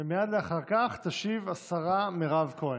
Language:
Hebrew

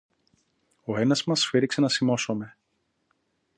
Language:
Greek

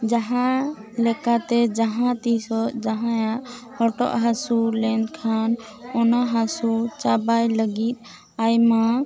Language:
Santali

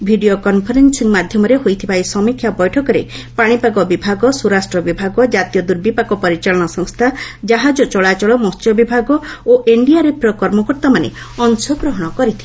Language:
Odia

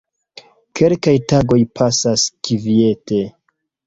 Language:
Esperanto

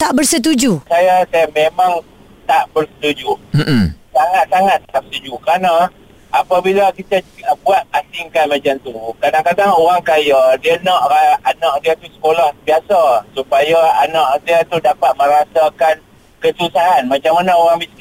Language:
Malay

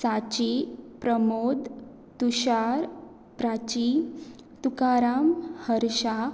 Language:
Konkani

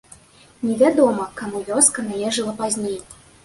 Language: Belarusian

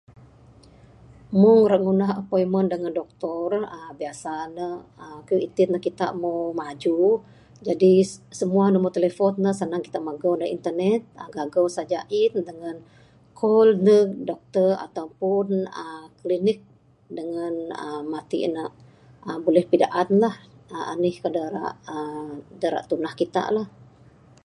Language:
Bukar-Sadung Bidayuh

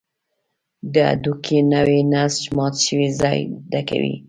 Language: Pashto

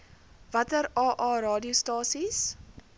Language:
Afrikaans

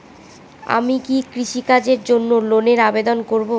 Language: Bangla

